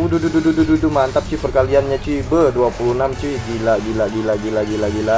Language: Indonesian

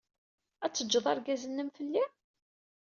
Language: Kabyle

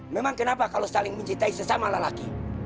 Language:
Indonesian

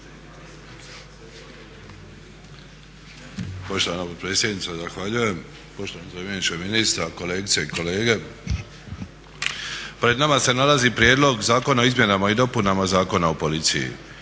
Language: Croatian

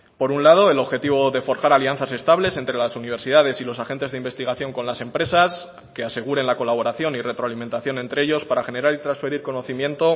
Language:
Spanish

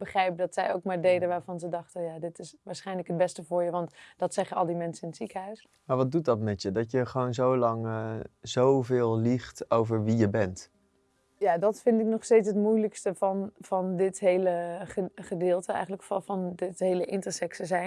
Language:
Dutch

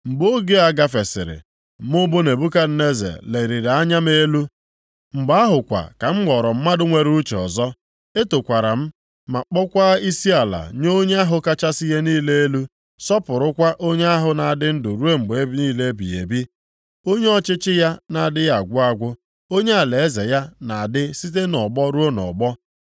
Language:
Igbo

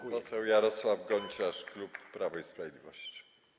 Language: Polish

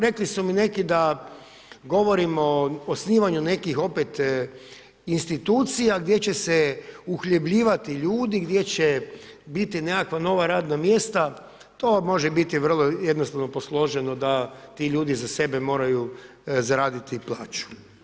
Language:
Croatian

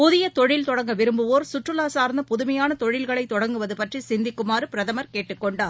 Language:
Tamil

